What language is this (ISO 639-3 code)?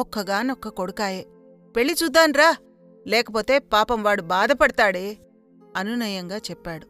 tel